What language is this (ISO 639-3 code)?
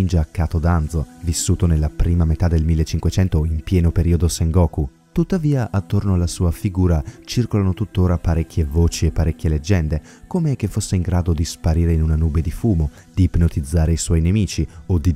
ita